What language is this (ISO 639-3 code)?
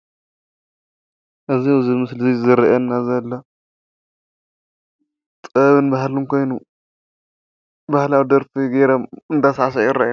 tir